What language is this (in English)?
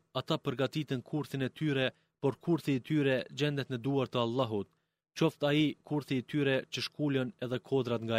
Greek